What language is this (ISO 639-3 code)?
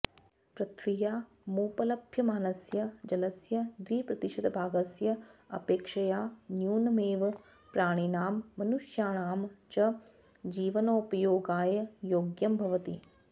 san